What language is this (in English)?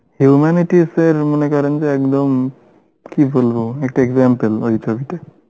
Bangla